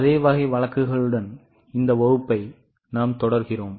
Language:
Tamil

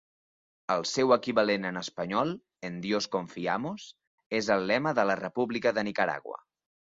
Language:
Catalan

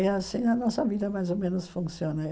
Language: Portuguese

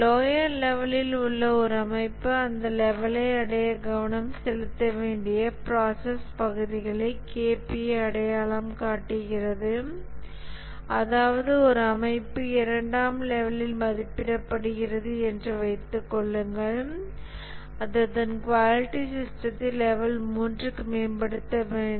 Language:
Tamil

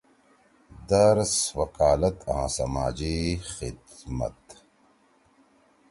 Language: Torwali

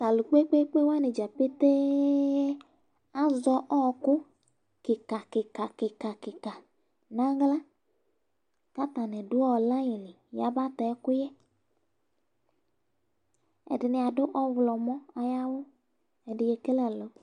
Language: Ikposo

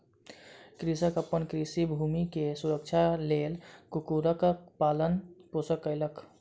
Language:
Maithili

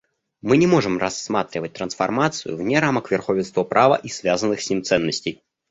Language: Russian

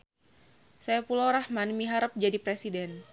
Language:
Sundanese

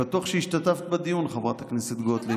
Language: Hebrew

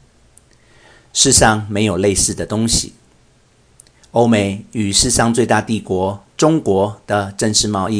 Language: Chinese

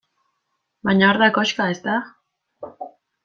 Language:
Basque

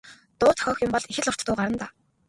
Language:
Mongolian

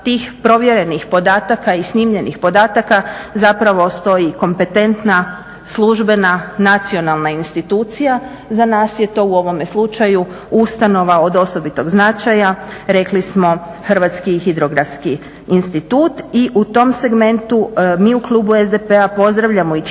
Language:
Croatian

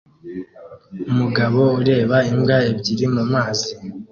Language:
Kinyarwanda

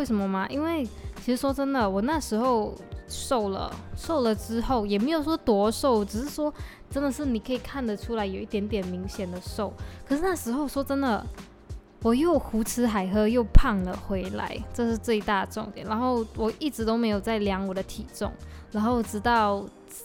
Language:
Chinese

